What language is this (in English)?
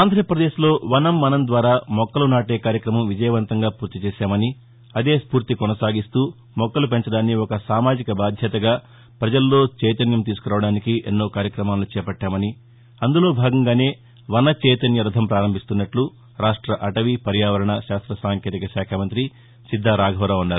Telugu